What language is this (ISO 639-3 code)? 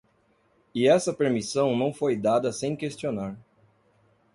por